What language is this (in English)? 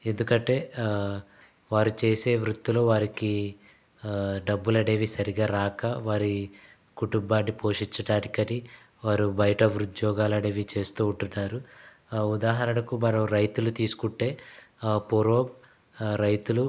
Telugu